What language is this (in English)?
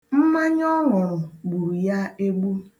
Igbo